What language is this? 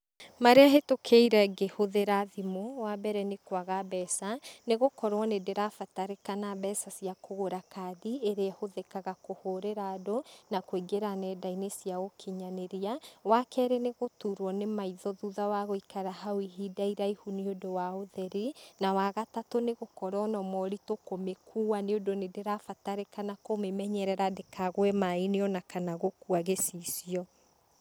Kikuyu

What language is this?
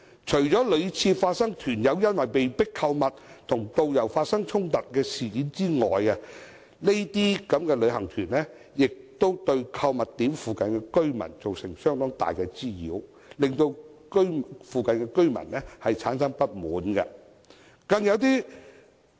Cantonese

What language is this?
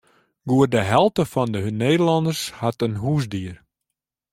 Western Frisian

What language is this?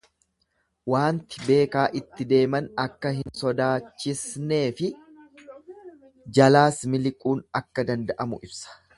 Oromo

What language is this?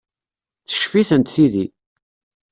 Kabyle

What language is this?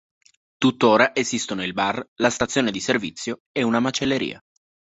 Italian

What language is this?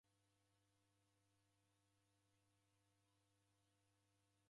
Taita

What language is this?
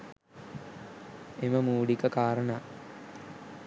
Sinhala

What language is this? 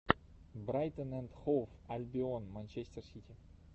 Russian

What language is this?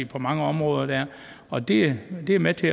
Danish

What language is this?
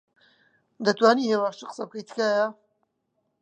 Central Kurdish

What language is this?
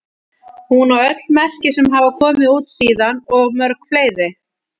Icelandic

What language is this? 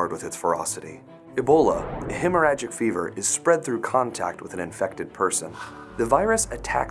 English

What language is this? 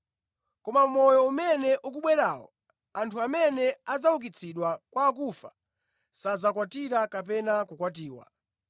Nyanja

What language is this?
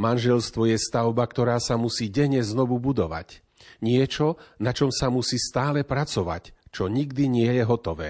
Slovak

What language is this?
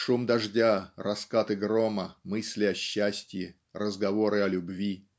Russian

